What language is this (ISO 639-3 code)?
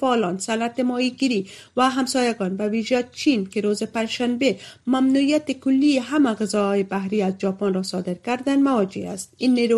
fas